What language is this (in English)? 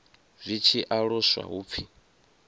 Venda